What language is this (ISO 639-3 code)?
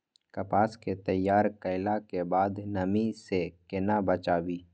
mai